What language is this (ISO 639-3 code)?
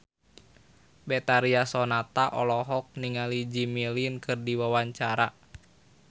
sun